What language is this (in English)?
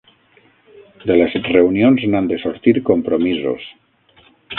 Catalan